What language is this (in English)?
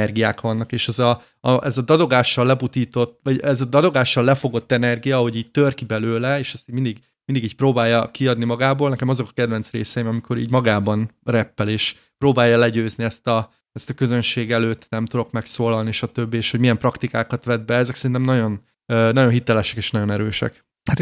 Hungarian